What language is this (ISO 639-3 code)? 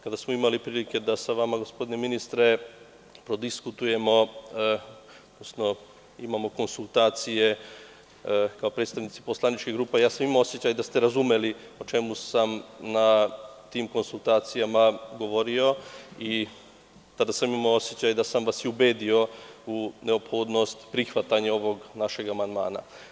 srp